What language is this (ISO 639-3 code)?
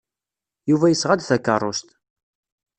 kab